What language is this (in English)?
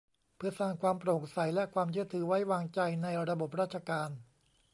Thai